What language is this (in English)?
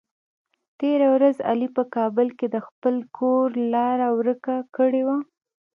Pashto